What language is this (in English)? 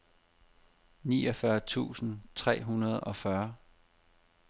Danish